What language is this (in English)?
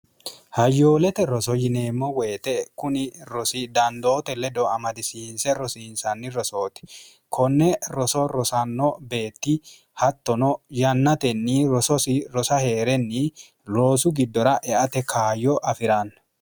Sidamo